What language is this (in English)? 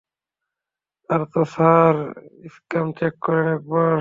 Bangla